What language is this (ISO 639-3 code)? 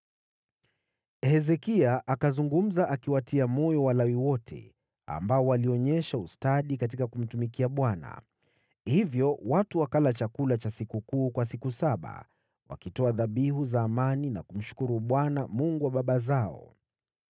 swa